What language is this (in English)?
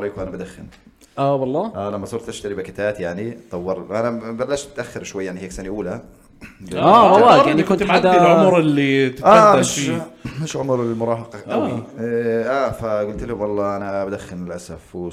Arabic